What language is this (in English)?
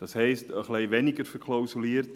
Swiss German